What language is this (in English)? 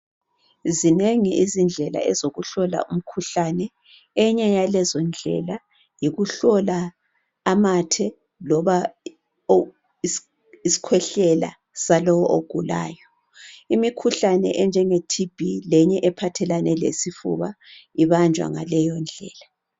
North Ndebele